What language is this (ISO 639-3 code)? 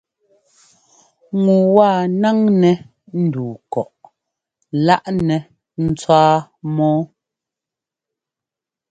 jgo